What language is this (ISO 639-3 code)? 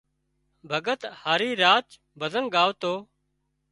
kxp